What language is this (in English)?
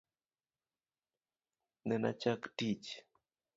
Luo (Kenya and Tanzania)